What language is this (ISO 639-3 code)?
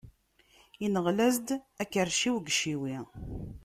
kab